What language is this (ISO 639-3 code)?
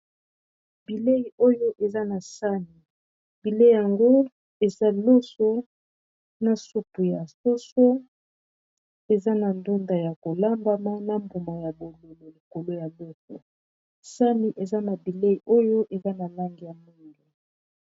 lin